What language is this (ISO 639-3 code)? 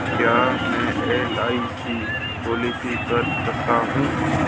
hin